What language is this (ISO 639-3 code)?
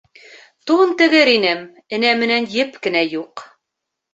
bak